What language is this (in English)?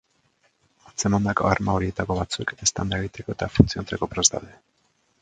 Basque